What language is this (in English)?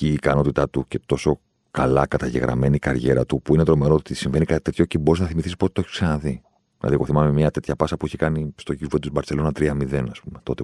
Greek